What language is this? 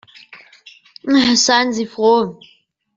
German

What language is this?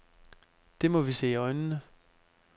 Danish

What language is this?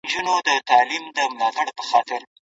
Pashto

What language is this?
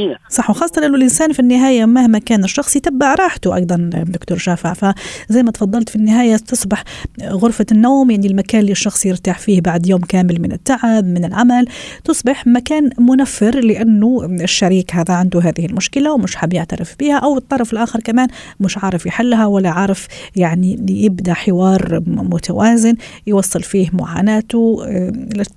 Arabic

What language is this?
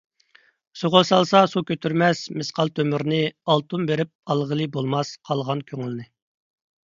Uyghur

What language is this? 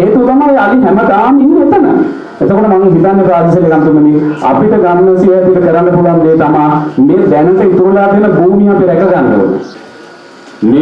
Sinhala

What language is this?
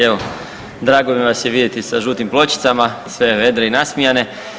Croatian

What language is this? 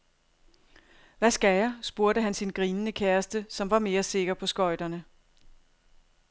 Danish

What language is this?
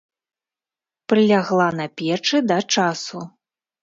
Belarusian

